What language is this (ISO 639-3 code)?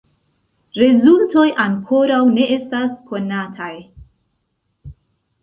epo